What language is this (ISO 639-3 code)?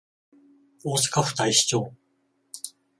jpn